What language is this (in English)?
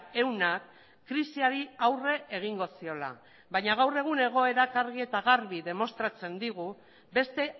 Basque